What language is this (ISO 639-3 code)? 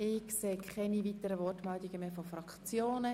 gsw